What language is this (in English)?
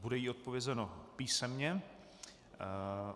Czech